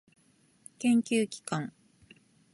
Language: Japanese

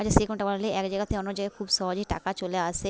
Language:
Bangla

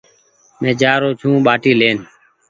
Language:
Goaria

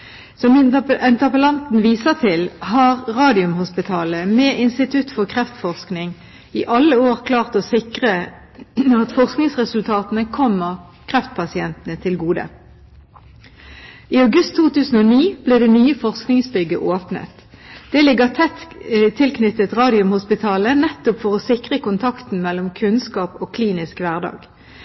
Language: Norwegian Bokmål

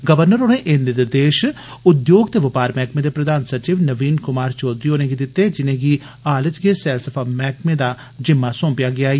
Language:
Dogri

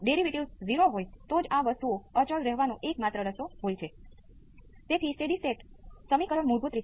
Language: Gujarati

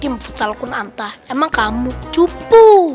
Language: Indonesian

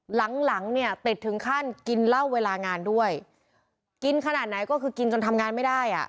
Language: Thai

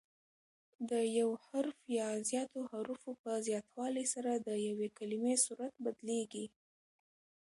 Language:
Pashto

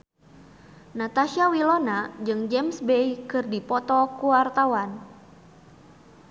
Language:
Sundanese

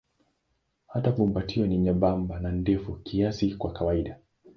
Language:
Swahili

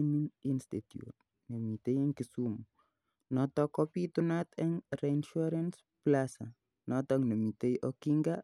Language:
Kalenjin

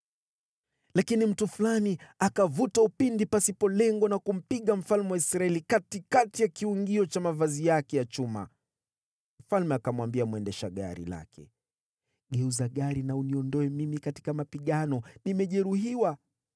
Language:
Swahili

